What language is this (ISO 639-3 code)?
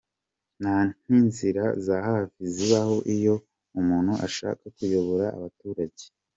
kin